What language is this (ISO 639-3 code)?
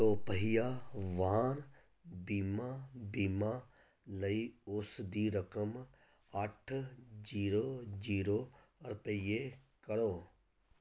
pan